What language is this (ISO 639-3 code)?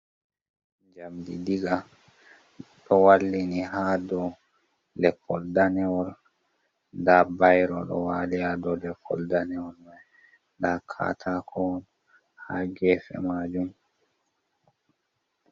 ful